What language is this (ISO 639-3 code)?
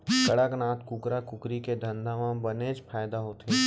hne